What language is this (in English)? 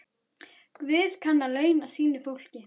Icelandic